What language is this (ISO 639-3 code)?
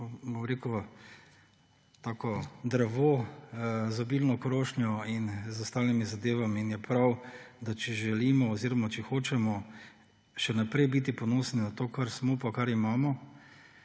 slv